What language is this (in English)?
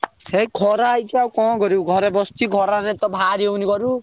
Odia